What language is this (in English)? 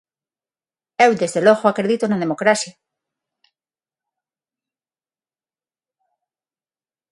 Galician